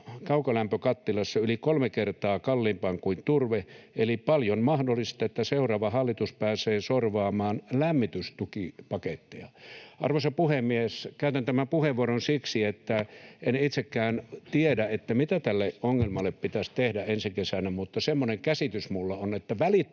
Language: Finnish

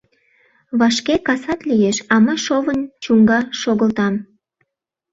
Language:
Mari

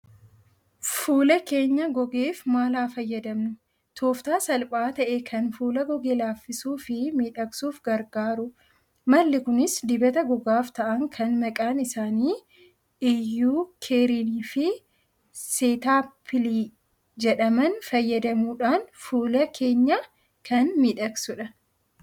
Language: Oromo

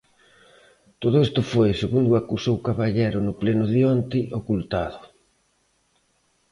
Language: Galician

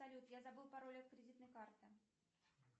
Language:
Russian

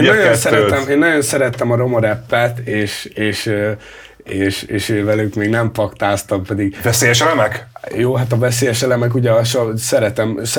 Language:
Hungarian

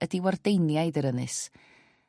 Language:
Welsh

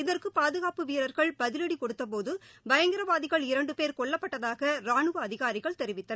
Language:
Tamil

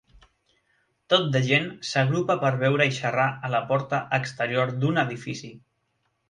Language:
Catalan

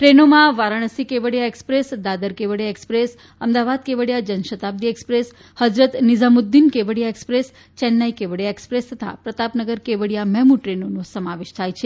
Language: Gujarati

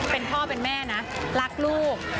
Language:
Thai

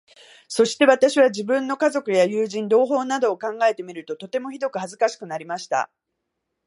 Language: Japanese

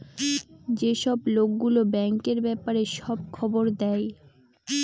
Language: Bangla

